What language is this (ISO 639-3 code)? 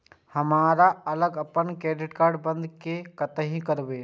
mai